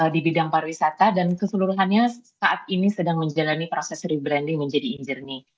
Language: Indonesian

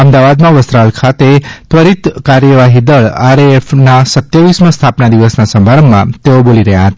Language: Gujarati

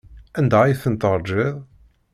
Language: Kabyle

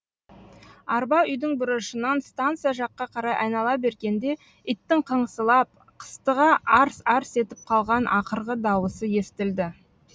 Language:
Kazakh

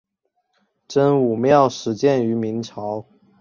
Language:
Chinese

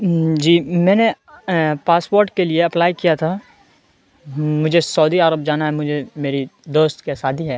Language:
Urdu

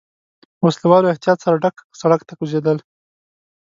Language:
Pashto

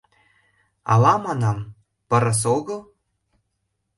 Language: Mari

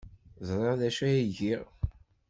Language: Kabyle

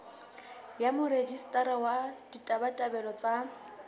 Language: Southern Sotho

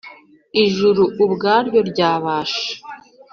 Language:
Kinyarwanda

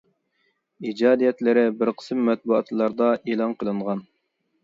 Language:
Uyghur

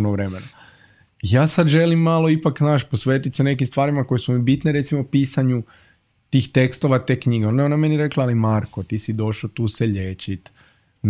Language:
Croatian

